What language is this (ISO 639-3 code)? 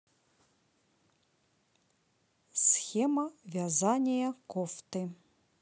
rus